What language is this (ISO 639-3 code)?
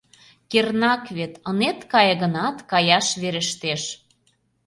chm